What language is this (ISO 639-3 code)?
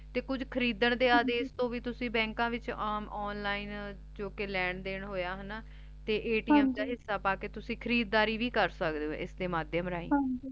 pan